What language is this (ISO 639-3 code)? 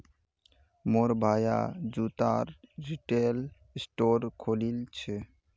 mag